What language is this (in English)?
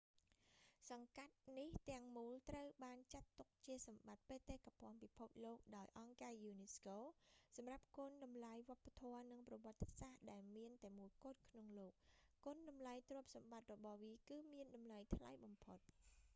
Khmer